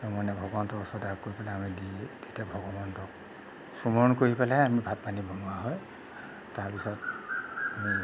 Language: Assamese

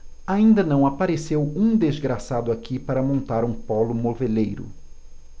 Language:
Portuguese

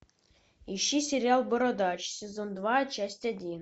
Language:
Russian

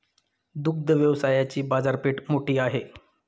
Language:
Marathi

